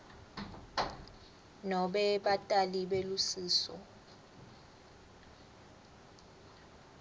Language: Swati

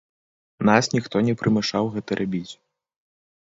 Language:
Belarusian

